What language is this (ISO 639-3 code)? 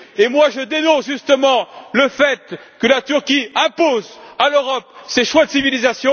fra